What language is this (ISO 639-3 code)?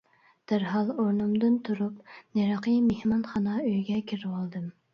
uig